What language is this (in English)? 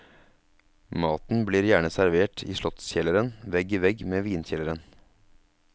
Norwegian